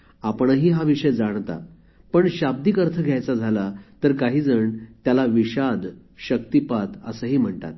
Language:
Marathi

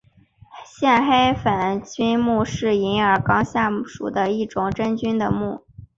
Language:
Chinese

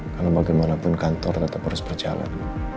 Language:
Indonesian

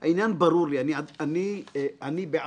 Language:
Hebrew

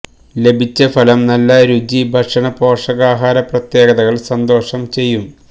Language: Malayalam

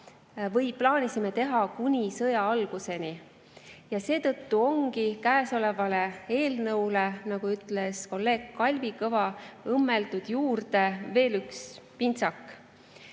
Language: Estonian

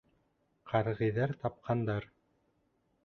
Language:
Bashkir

